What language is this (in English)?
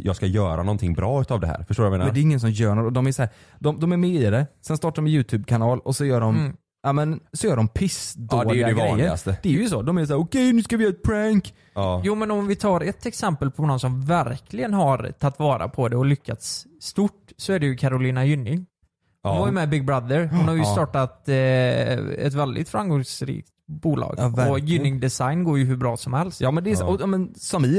Swedish